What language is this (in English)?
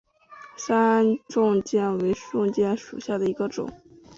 Chinese